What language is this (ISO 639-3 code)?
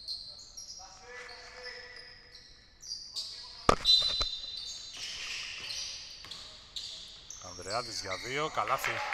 ell